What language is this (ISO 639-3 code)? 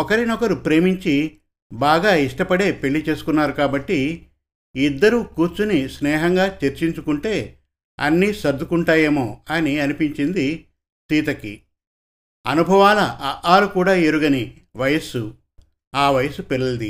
tel